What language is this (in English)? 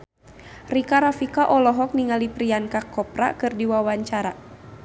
Sundanese